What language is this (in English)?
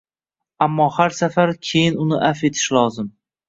Uzbek